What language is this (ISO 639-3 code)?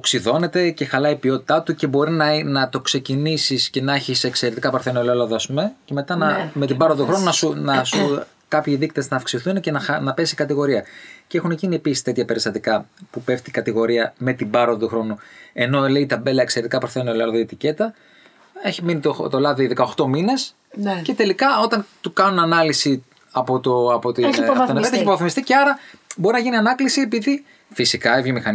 ell